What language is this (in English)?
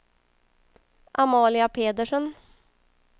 Swedish